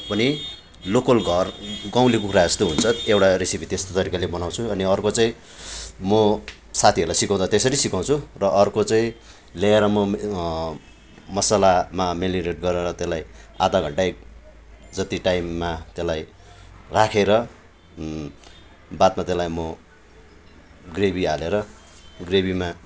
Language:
Nepali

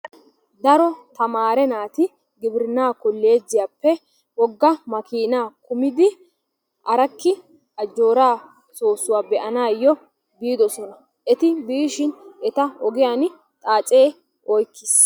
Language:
Wolaytta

